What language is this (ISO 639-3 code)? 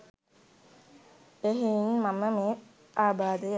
sin